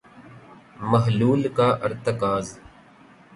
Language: Urdu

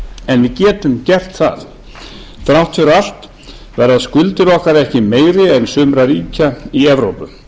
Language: Icelandic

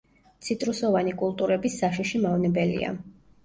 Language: Georgian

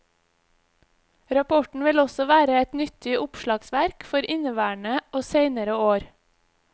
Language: Norwegian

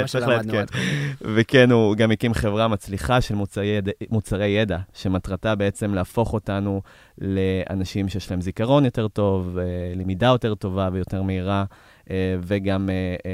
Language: Hebrew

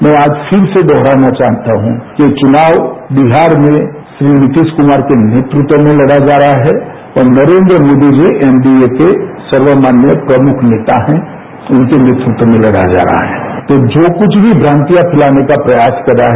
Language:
Hindi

